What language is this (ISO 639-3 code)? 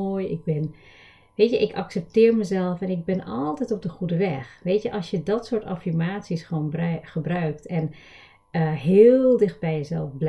nld